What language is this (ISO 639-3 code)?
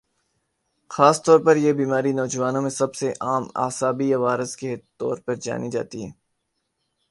urd